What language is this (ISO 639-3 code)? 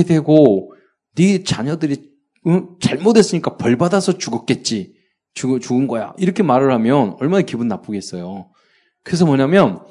kor